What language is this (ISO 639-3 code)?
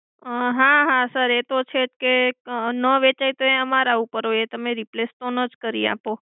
guj